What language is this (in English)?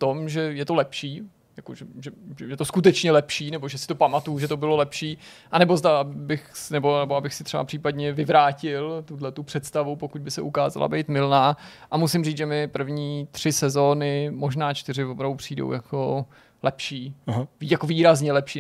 Czech